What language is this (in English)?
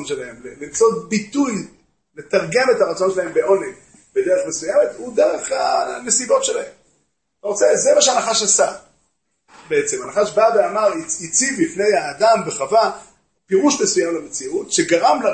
Hebrew